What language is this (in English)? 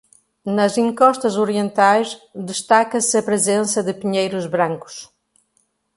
Portuguese